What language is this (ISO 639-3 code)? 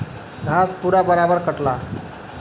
bho